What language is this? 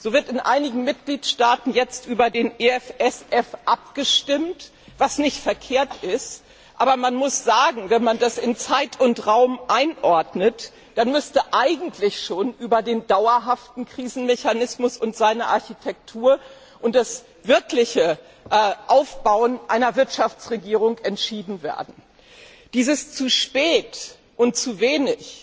German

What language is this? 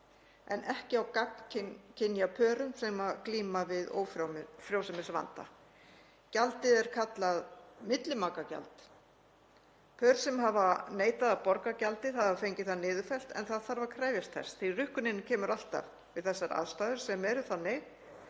Icelandic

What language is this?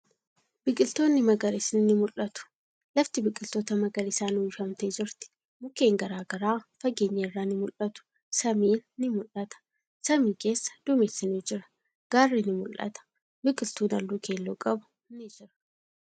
Oromo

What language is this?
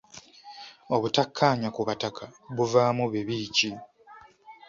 Ganda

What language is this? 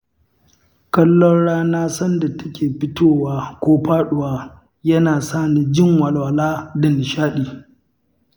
Hausa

